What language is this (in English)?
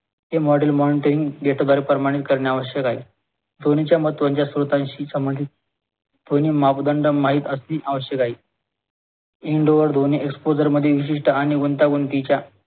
Marathi